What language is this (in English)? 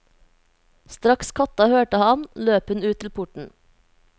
Norwegian